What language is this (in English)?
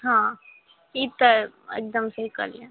Maithili